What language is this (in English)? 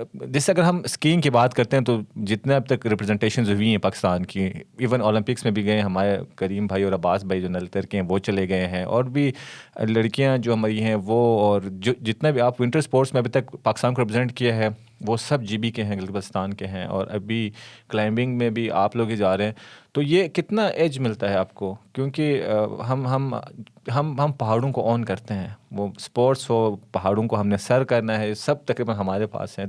Urdu